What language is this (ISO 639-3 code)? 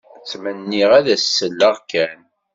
kab